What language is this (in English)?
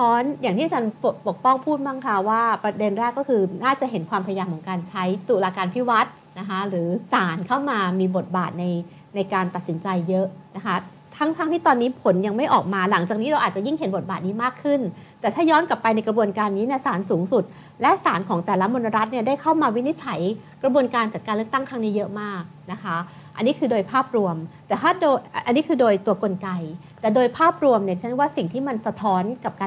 Thai